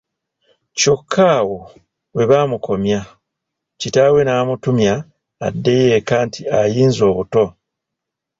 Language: Ganda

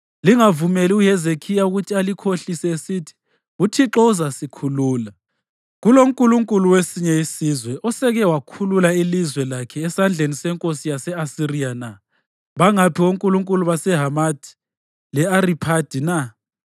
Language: North Ndebele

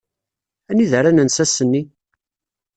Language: Kabyle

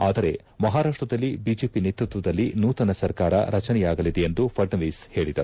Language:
Kannada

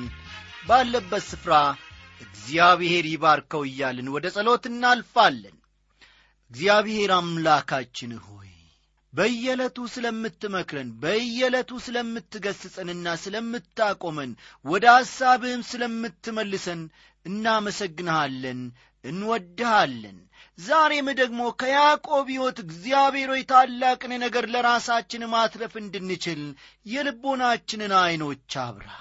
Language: Amharic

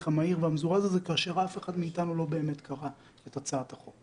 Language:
Hebrew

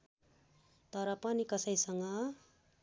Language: Nepali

